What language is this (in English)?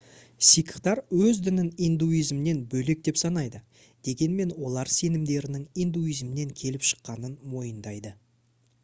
Kazakh